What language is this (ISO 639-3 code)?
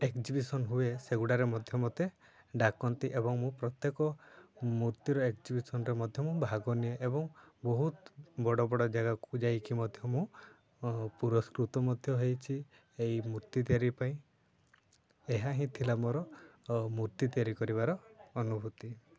ori